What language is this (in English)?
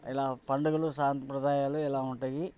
Telugu